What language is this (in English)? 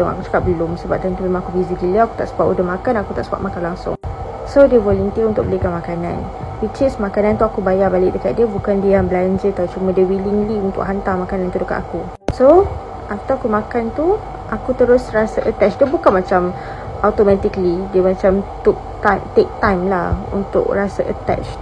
Malay